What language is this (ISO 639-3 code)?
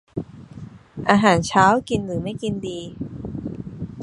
tha